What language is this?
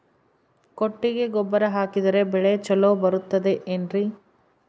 Kannada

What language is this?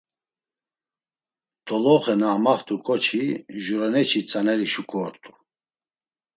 Laz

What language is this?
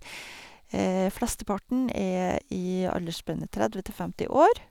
Norwegian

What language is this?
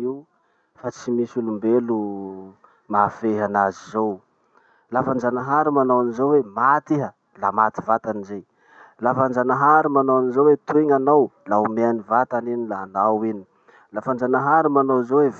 Masikoro Malagasy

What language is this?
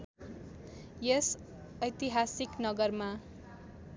Nepali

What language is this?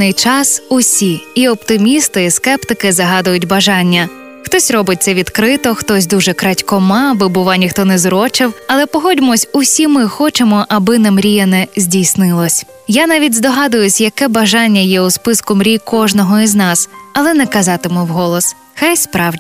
Ukrainian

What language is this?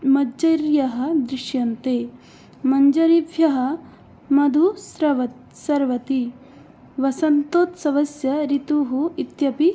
Sanskrit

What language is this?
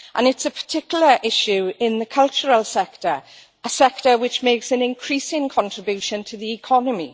English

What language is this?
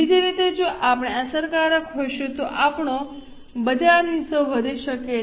Gujarati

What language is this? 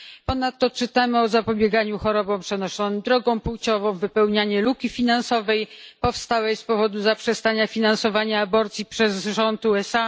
Polish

